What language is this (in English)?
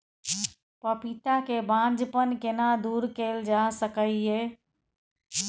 Maithili